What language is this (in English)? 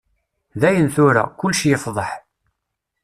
Kabyle